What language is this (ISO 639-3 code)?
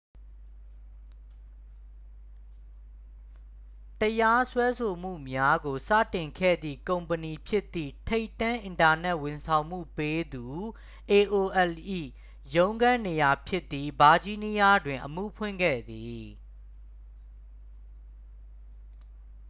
mya